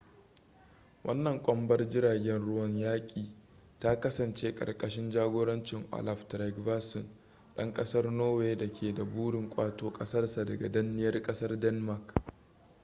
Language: Hausa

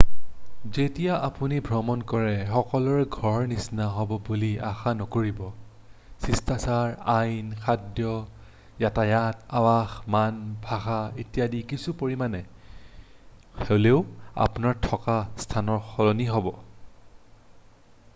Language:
Assamese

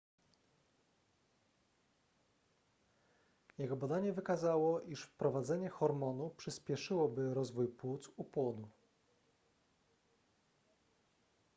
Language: Polish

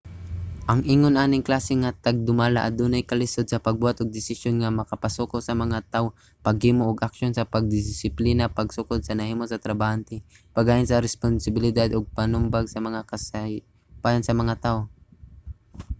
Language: Cebuano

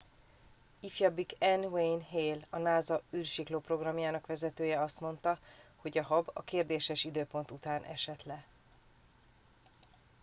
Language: Hungarian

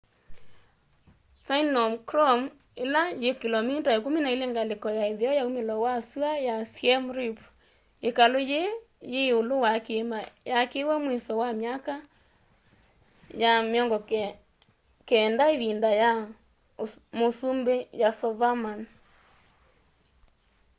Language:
Kamba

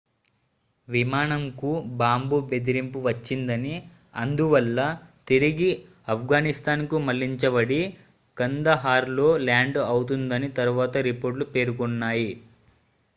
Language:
Telugu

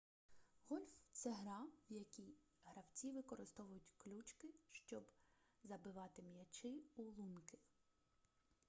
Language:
Ukrainian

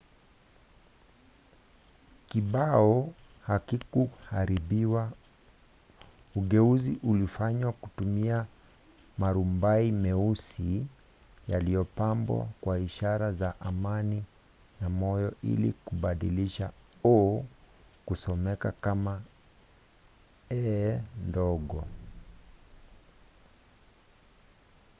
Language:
Swahili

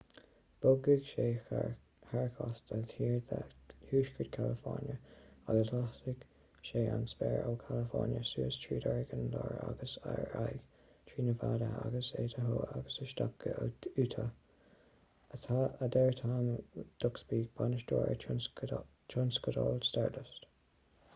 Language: Irish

